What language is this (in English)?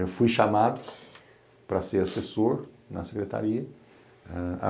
Portuguese